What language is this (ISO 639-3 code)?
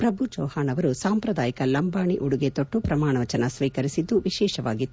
kan